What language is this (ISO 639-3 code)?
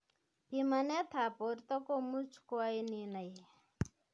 kln